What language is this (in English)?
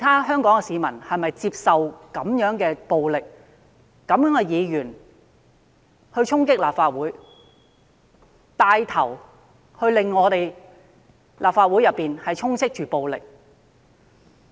Cantonese